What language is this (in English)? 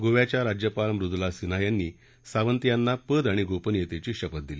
Marathi